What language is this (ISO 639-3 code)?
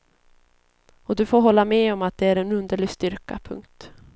swe